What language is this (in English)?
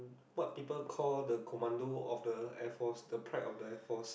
English